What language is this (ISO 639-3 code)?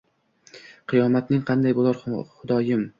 uzb